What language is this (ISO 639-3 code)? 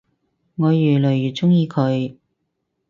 yue